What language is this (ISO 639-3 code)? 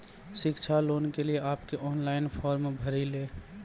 mai